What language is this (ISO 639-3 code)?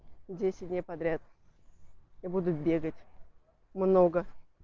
rus